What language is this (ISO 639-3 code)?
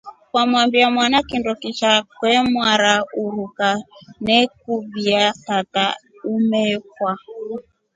rof